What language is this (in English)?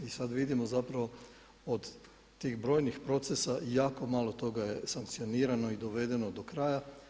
Croatian